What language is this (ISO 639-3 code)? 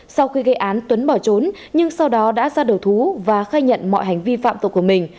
vie